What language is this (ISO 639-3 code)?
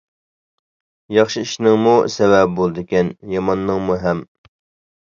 uig